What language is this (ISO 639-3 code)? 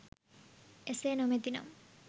sin